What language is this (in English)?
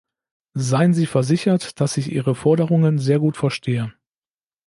German